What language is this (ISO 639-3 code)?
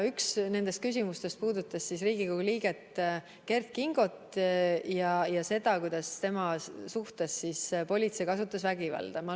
est